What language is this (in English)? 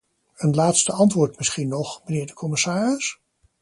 Dutch